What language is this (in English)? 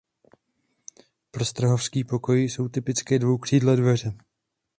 Czech